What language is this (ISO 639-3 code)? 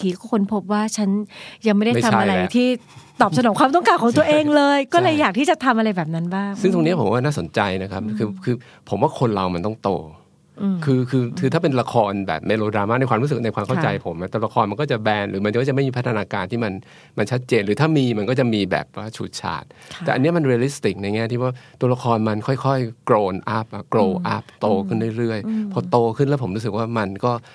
tha